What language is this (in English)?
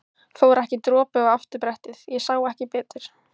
Icelandic